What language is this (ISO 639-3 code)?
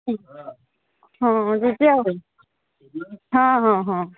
ori